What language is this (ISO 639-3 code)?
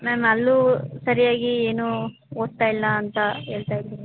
kan